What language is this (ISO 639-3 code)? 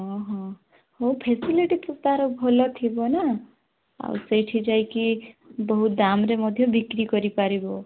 ori